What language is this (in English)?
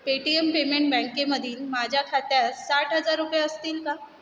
Marathi